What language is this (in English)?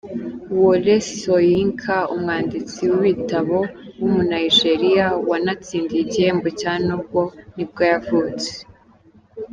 Kinyarwanda